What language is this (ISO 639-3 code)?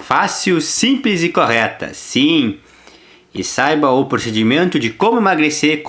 por